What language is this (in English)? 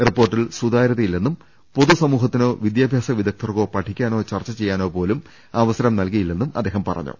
Malayalam